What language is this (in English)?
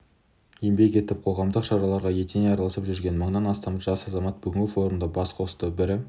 Kazakh